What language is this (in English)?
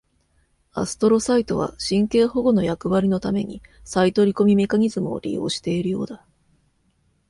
Japanese